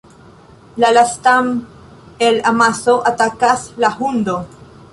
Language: Esperanto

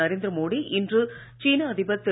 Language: Tamil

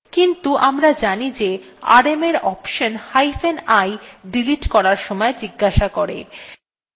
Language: Bangla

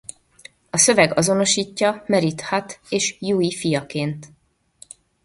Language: Hungarian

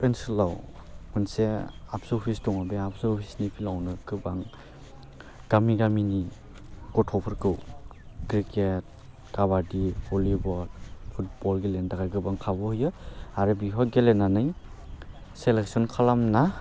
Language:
Bodo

